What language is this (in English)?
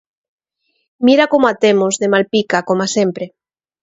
Galician